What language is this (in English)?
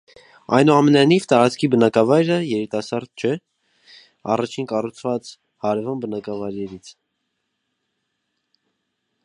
Armenian